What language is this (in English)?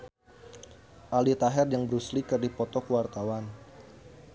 Sundanese